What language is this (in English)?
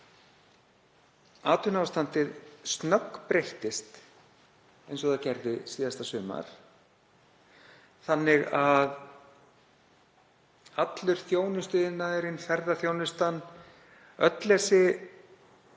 Icelandic